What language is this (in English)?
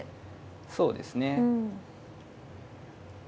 Japanese